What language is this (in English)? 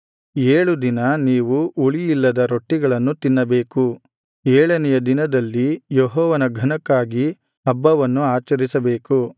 Kannada